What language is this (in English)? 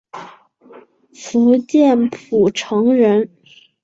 Chinese